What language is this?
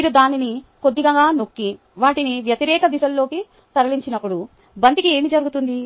Telugu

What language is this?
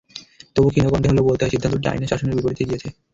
Bangla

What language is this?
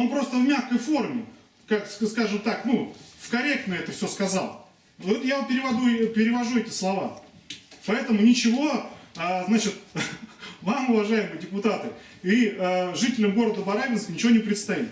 Russian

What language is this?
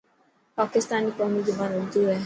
Dhatki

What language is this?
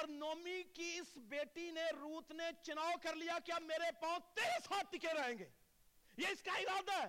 Urdu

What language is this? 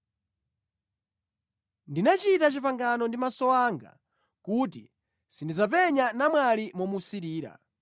Nyanja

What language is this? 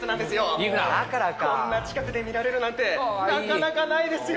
Japanese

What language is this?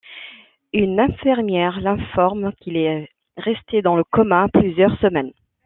French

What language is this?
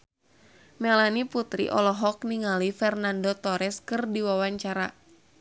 Sundanese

